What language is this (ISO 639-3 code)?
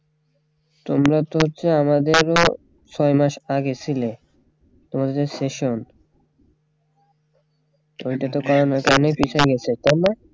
ben